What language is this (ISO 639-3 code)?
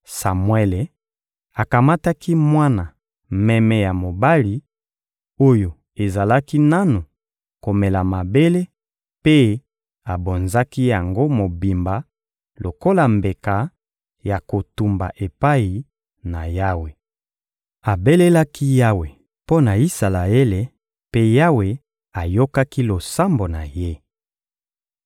lin